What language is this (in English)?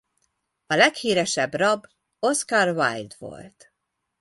Hungarian